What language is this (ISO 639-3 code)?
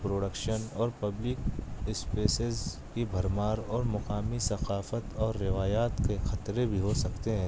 urd